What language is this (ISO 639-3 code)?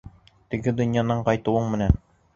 bak